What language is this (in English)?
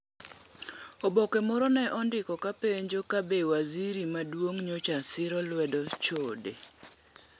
Luo (Kenya and Tanzania)